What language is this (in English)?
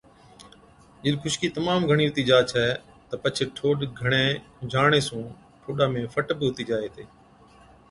Od